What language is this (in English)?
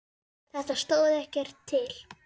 Icelandic